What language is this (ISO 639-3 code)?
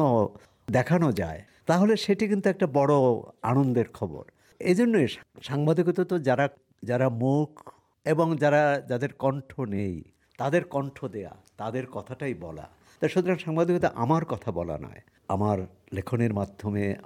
ben